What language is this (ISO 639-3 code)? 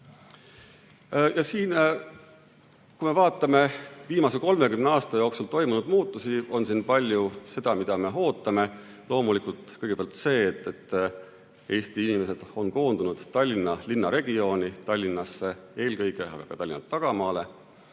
est